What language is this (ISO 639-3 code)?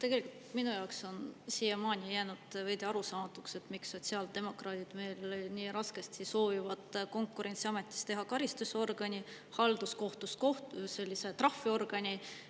est